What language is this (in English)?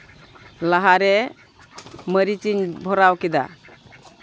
Santali